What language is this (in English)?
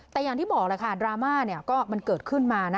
Thai